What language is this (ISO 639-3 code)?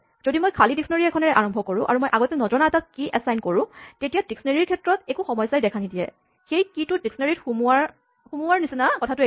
asm